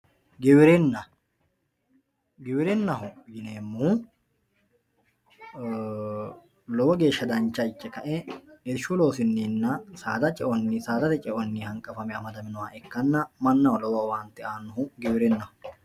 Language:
Sidamo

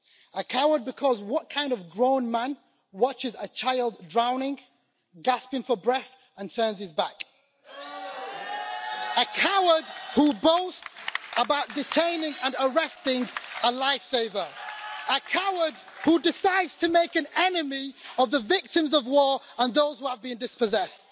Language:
English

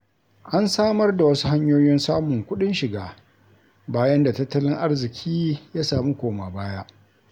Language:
Hausa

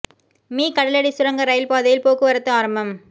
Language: Tamil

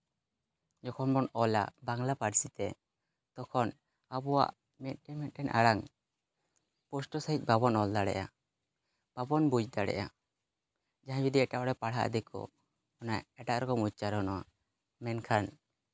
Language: Santali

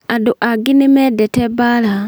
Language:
Kikuyu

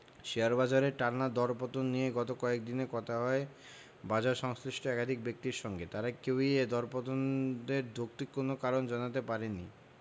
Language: Bangla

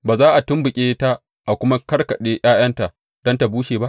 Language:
Hausa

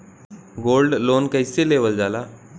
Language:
Bhojpuri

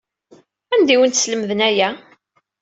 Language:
Kabyle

